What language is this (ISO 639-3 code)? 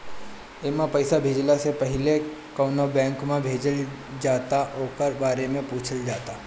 bho